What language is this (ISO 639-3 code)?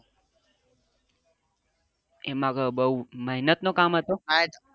guj